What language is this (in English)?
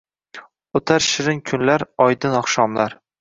Uzbek